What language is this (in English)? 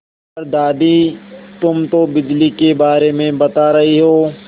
Hindi